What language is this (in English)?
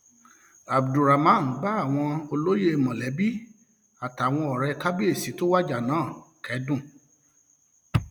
Yoruba